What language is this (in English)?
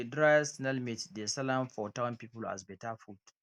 Nigerian Pidgin